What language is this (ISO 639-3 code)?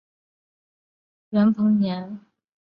zho